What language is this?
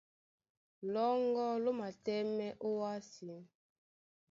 Duala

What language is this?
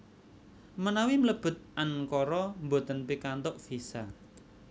Javanese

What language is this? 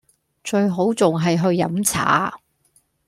Cantonese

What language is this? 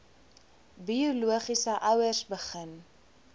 Afrikaans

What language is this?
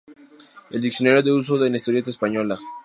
Spanish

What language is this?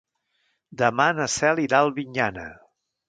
Catalan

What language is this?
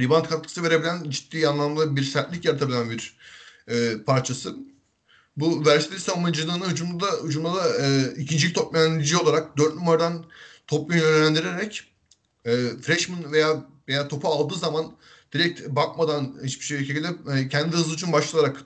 Turkish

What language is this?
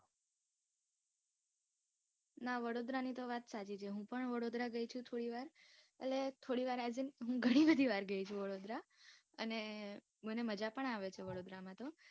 Gujarati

